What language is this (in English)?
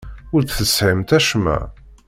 Kabyle